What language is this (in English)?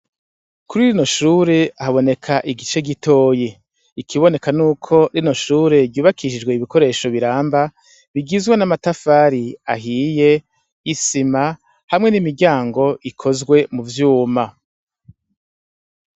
Rundi